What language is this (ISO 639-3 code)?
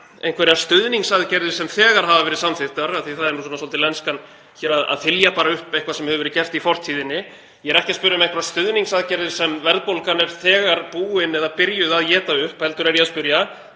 isl